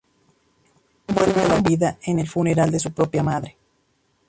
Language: Spanish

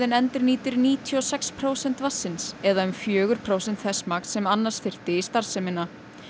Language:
Icelandic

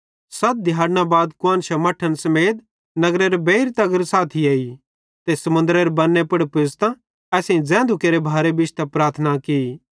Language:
Bhadrawahi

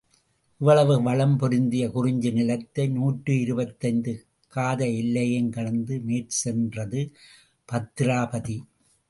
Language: Tamil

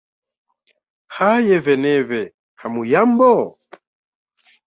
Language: Swahili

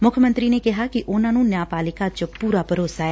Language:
Punjabi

